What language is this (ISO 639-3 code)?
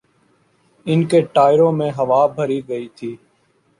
urd